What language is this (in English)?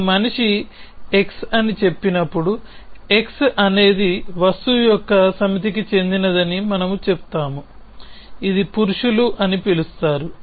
Telugu